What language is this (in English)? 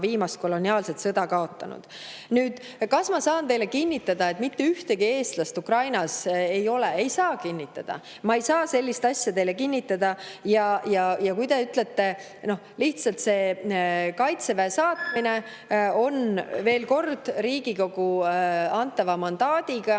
Estonian